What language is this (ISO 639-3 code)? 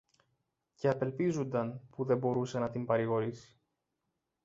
ell